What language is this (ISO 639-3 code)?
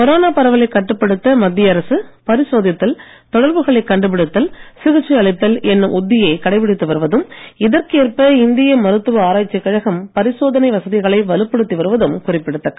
tam